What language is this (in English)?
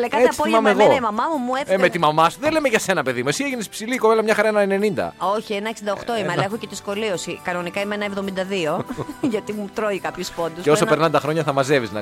Greek